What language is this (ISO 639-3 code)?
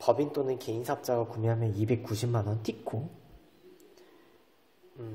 kor